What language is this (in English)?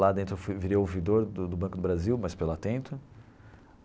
Portuguese